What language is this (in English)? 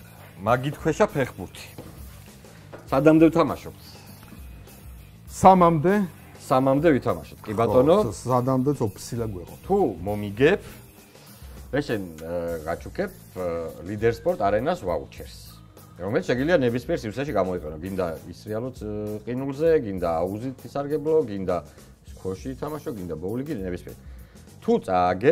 Romanian